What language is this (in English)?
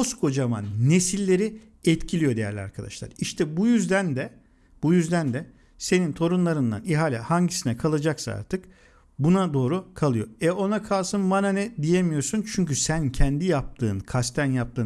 Turkish